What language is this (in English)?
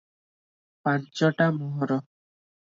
Odia